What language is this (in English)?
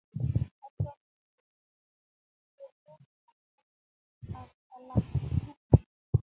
Kalenjin